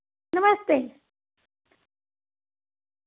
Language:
Dogri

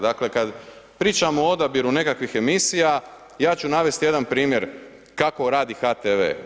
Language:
Croatian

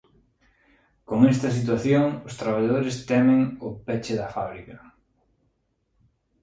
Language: Galician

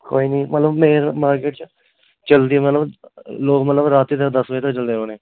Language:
Dogri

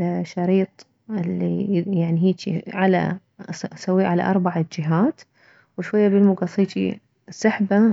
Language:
Mesopotamian Arabic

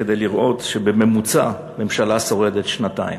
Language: Hebrew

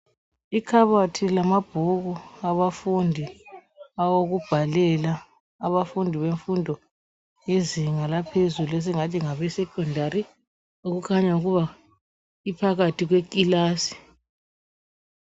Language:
North Ndebele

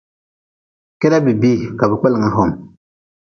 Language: Nawdm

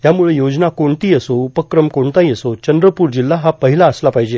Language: Marathi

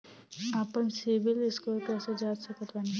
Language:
Bhojpuri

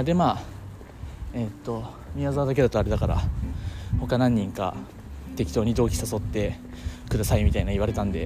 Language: Japanese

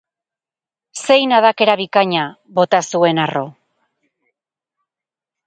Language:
Basque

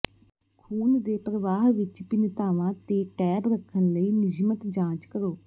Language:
Punjabi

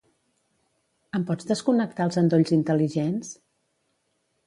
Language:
Catalan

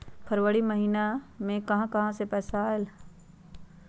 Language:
Magahi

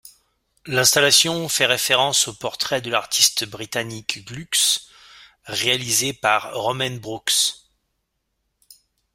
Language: French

